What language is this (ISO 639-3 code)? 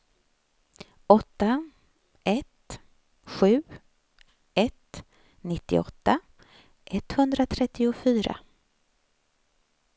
swe